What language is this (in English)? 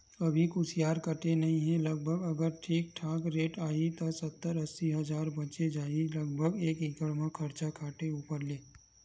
Chhattisgarhi